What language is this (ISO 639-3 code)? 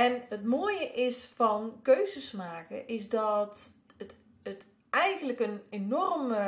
nld